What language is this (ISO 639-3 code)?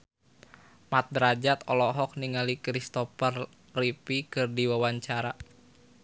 sun